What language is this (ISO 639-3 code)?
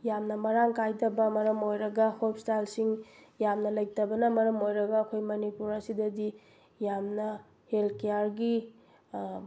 mni